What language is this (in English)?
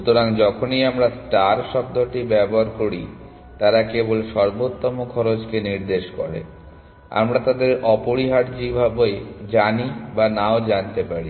Bangla